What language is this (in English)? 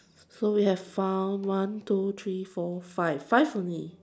English